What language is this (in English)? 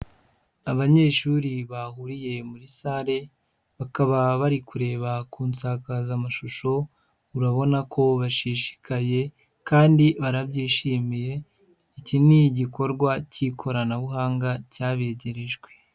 Kinyarwanda